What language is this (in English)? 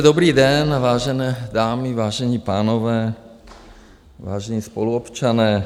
Czech